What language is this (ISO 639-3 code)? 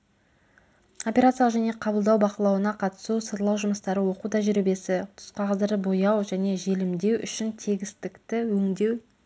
kaz